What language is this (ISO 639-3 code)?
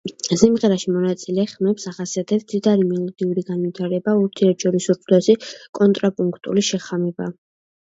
kat